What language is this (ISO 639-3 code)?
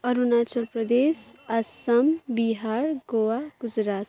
nep